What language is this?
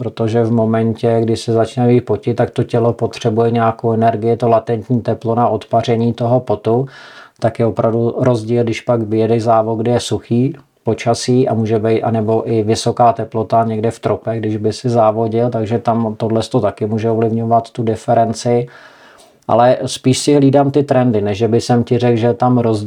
Czech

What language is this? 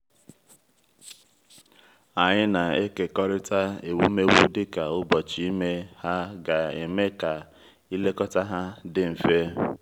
Igbo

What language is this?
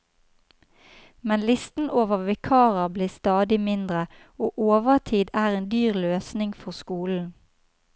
Norwegian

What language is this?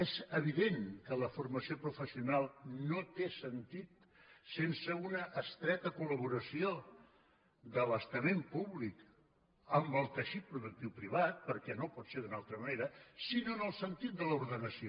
Catalan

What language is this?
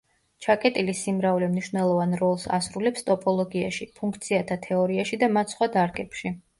Georgian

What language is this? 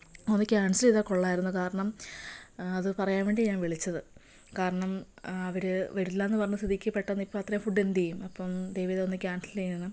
Malayalam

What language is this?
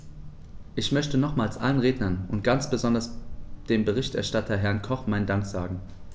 German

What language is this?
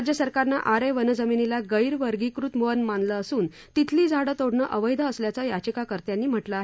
Marathi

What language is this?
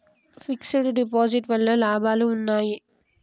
Telugu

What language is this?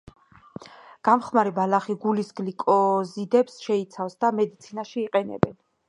Georgian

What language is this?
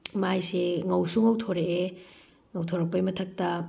Manipuri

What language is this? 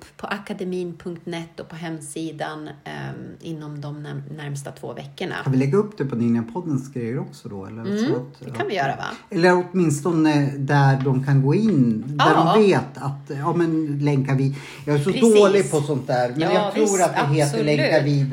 Swedish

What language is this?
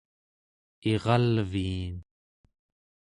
Central Yupik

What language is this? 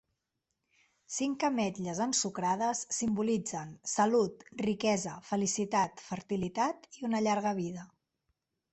Catalan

